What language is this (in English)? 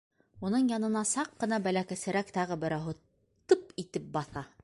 Bashkir